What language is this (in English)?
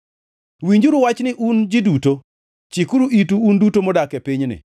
Luo (Kenya and Tanzania)